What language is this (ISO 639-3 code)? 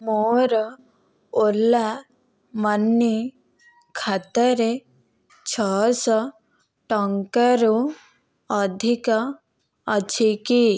ori